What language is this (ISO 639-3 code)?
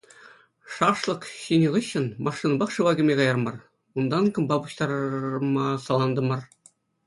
chv